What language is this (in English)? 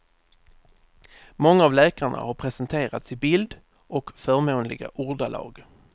Swedish